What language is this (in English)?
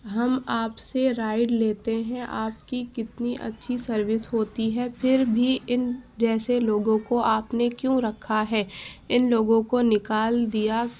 Urdu